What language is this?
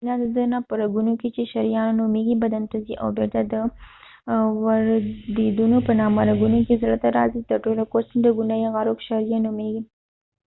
Pashto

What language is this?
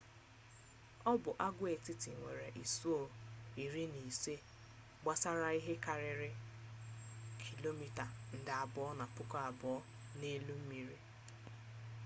Igbo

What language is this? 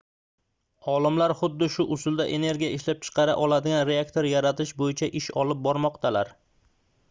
Uzbek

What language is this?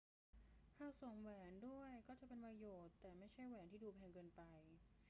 Thai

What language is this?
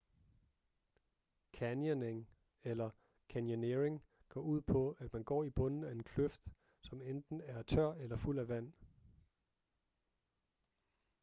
Danish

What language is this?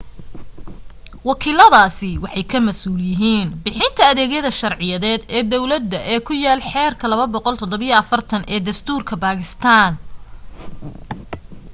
Somali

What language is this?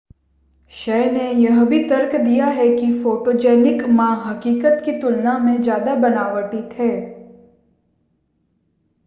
Hindi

